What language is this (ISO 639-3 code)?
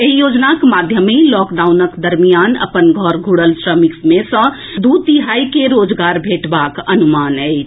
mai